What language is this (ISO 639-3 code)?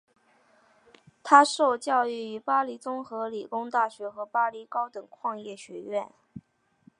zho